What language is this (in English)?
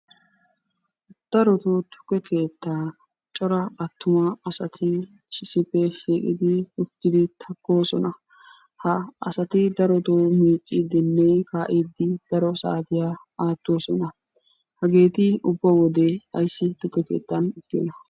Wolaytta